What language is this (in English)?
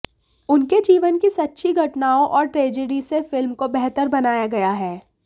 Hindi